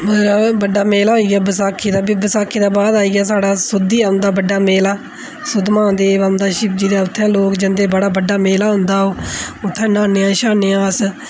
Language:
Dogri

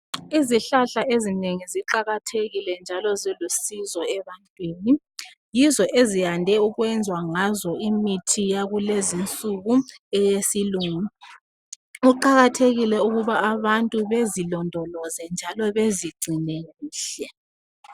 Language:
North Ndebele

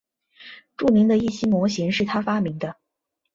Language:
Chinese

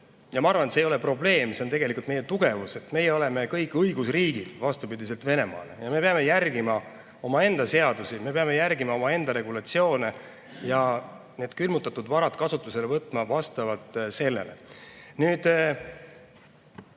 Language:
Estonian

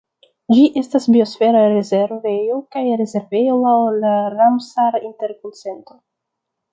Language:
Esperanto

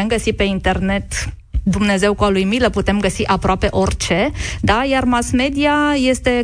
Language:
Romanian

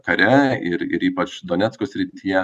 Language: Lithuanian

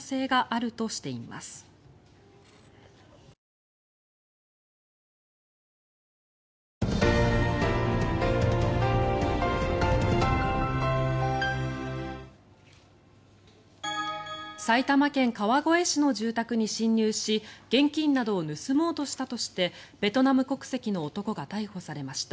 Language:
Japanese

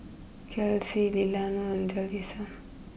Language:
English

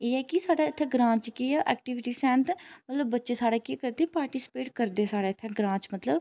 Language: Dogri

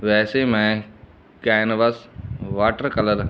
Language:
Punjabi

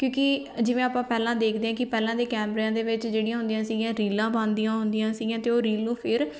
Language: Punjabi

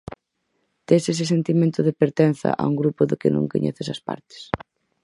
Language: Galician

